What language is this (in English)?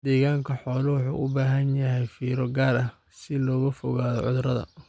Somali